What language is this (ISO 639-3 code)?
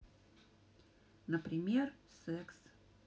rus